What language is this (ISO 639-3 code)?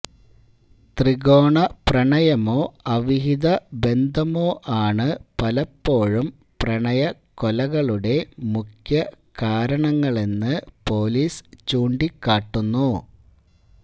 mal